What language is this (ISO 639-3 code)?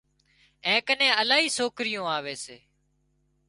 kxp